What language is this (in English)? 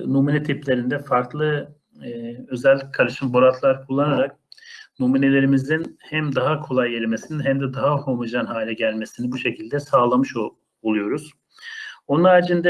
Turkish